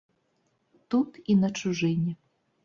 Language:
Belarusian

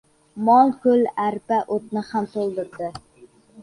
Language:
Uzbek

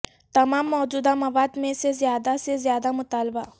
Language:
Urdu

